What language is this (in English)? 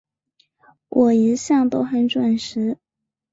Chinese